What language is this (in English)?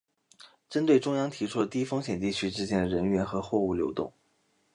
Chinese